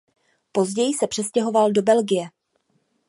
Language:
Czech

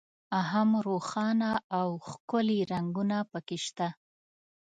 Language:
Pashto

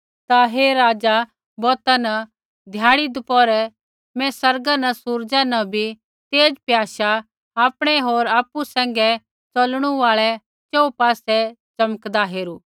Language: Kullu Pahari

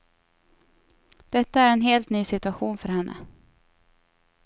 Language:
Swedish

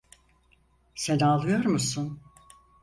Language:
Turkish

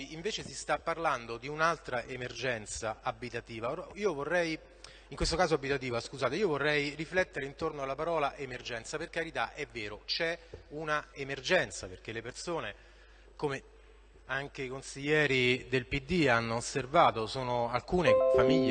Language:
Italian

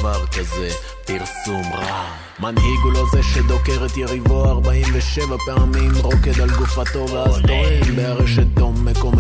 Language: Hebrew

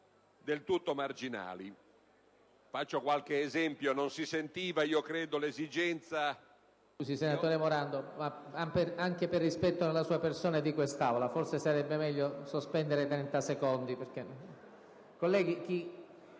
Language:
Italian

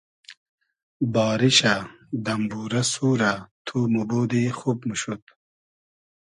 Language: Hazaragi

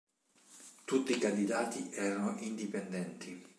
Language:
Italian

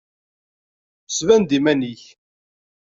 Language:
Kabyle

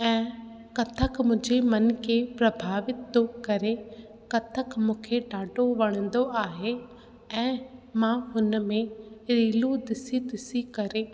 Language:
Sindhi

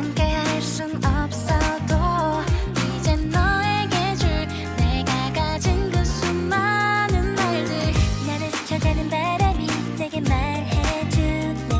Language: Korean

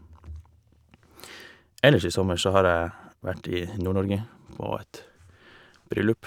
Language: Norwegian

